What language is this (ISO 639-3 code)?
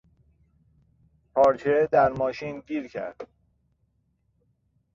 fas